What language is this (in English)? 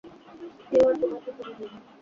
Bangla